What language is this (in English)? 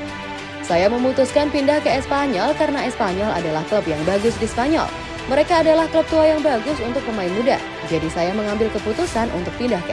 Indonesian